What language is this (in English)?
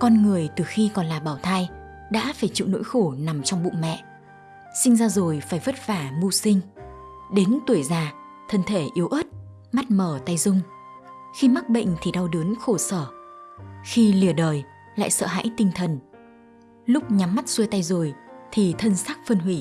Vietnamese